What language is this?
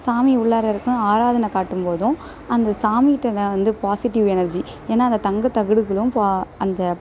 Tamil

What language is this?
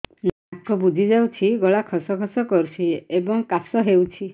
Odia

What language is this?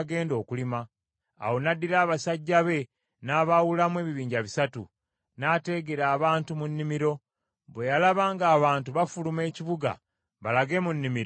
Ganda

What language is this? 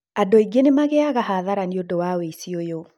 Kikuyu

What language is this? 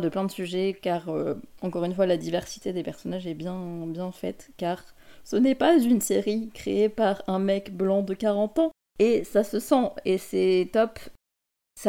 French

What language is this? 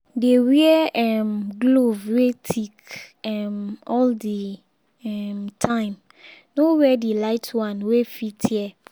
Nigerian Pidgin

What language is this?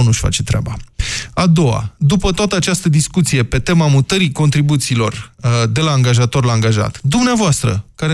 Romanian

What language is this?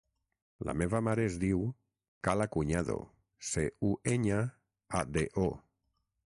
Catalan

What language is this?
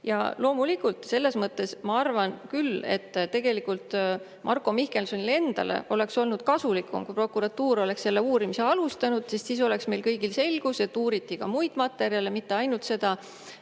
Estonian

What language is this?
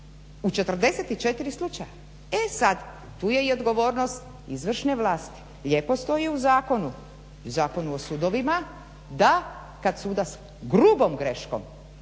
Croatian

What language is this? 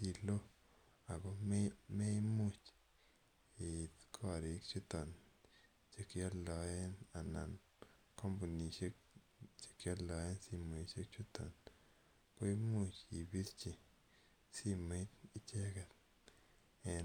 Kalenjin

